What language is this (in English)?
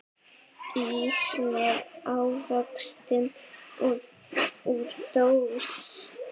Icelandic